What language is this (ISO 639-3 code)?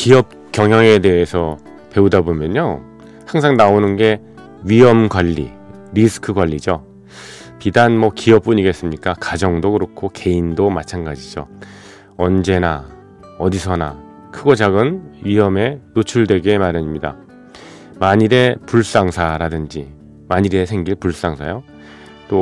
kor